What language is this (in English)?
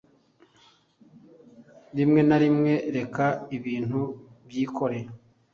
Kinyarwanda